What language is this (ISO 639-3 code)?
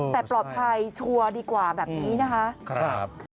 tha